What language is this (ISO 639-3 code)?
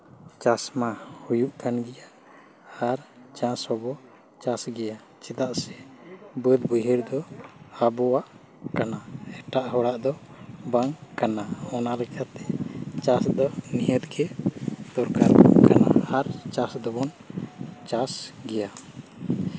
sat